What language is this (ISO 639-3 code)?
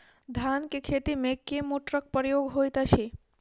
mai